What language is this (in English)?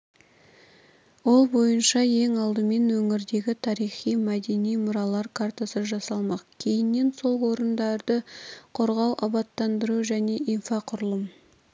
Kazakh